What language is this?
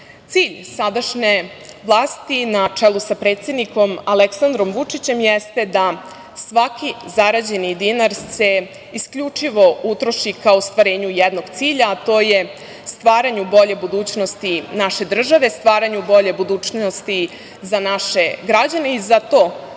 Serbian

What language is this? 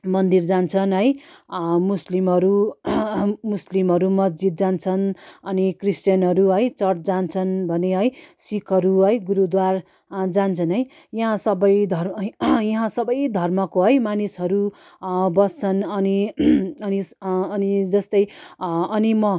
Nepali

